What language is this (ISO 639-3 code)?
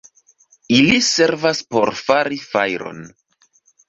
epo